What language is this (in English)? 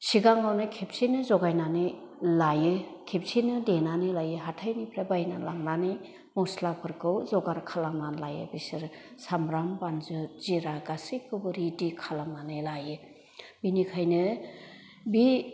Bodo